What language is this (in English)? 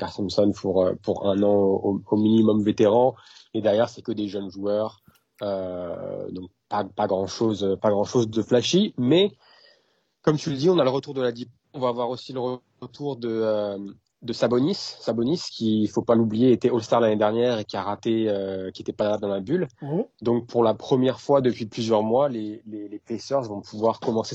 French